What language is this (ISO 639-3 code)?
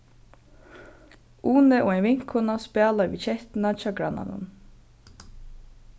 fao